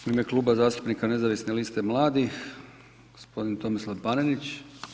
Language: Croatian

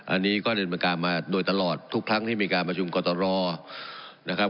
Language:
Thai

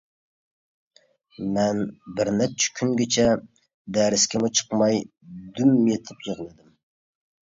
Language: Uyghur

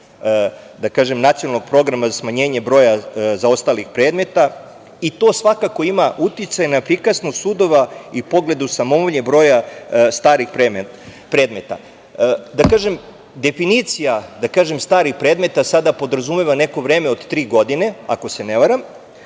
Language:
Serbian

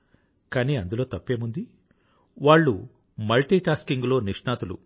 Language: Telugu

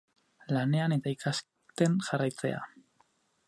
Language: Basque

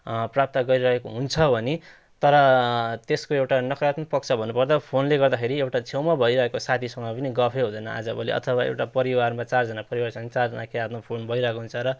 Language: Nepali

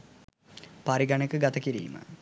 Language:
Sinhala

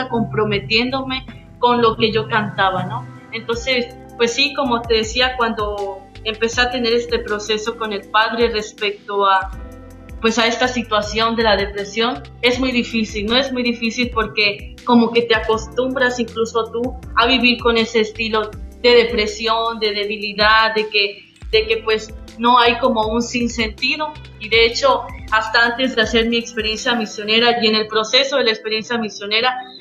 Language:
Spanish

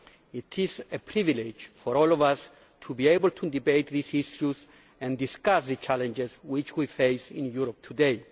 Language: English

